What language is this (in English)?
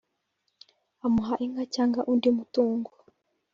Kinyarwanda